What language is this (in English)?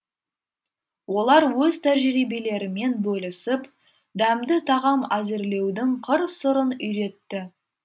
Kazakh